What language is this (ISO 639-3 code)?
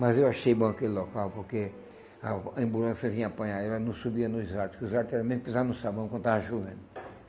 por